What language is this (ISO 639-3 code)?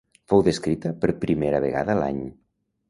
cat